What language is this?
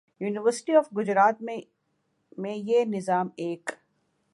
Urdu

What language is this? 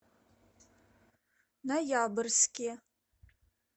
Russian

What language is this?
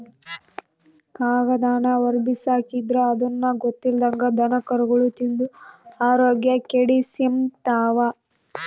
Kannada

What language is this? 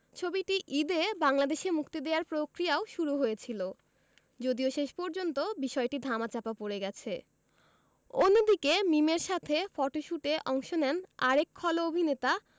Bangla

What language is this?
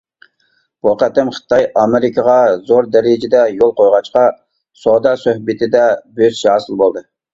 Uyghur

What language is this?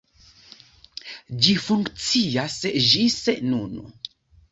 Esperanto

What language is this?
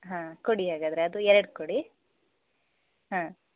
Kannada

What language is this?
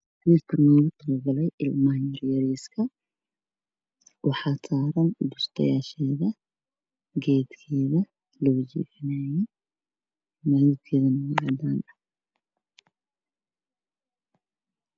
Somali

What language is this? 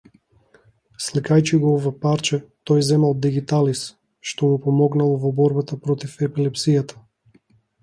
Macedonian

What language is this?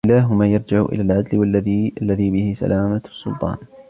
Arabic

